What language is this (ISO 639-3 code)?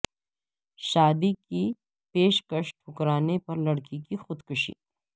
urd